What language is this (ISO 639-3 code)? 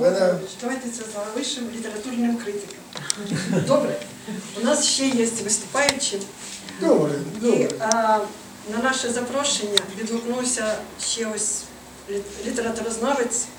ukr